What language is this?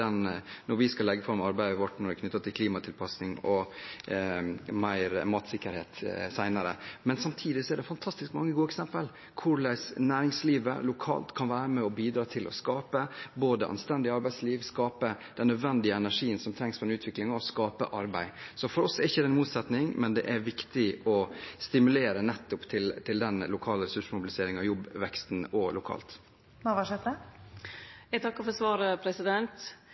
Norwegian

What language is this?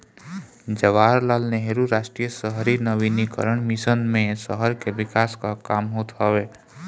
Bhojpuri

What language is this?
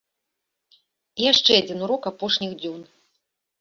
Belarusian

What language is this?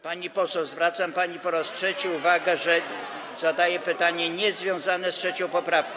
Polish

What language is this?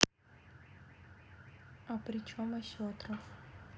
Russian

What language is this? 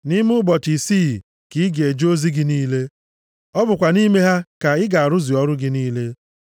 Igbo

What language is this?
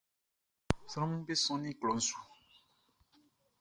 Baoulé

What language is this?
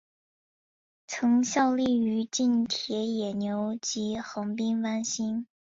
Chinese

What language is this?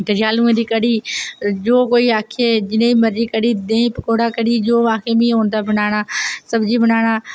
Dogri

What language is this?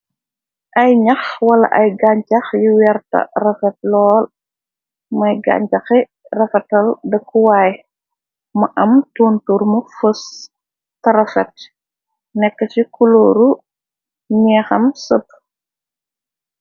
Wolof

